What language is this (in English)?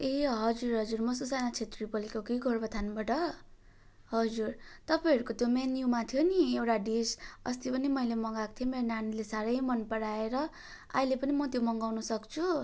Nepali